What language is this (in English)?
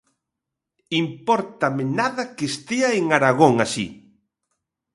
Galician